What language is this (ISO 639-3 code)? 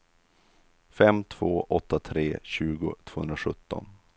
swe